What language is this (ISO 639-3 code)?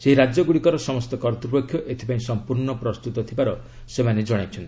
ori